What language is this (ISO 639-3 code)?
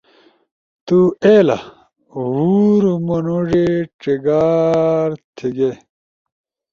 ush